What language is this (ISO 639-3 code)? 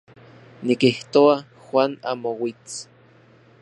ncx